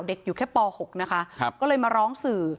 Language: Thai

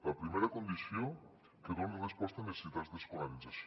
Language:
Catalan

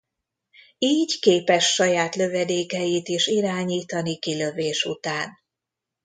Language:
Hungarian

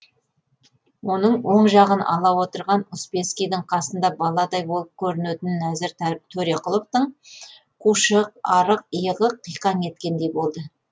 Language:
Kazakh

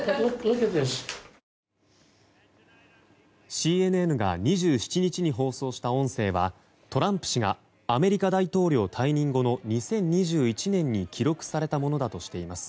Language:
Japanese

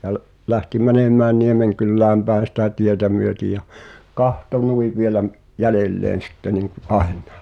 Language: Finnish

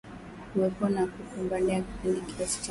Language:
Swahili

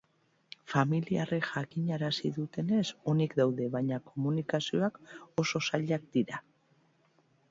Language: Basque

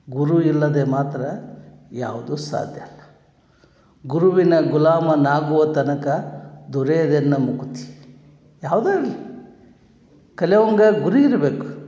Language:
Kannada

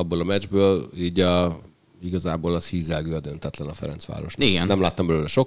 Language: Hungarian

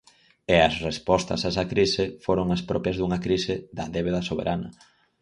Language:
Galician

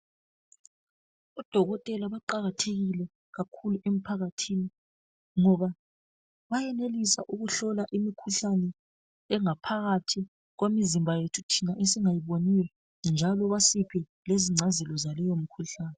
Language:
North Ndebele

